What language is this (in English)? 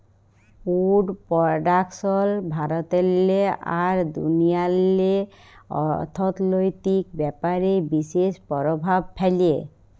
Bangla